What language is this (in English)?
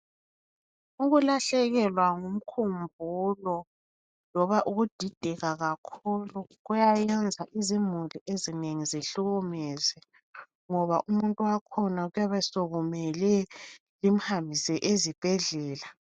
North Ndebele